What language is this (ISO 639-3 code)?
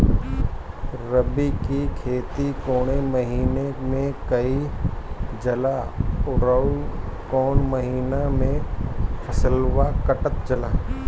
bho